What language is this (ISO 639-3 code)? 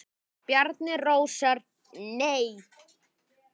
isl